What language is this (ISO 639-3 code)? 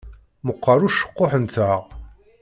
kab